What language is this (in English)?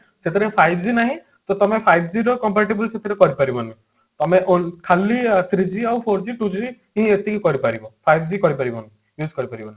Odia